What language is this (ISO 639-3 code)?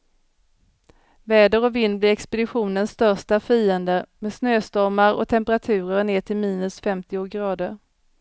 swe